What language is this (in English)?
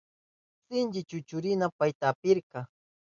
Southern Pastaza Quechua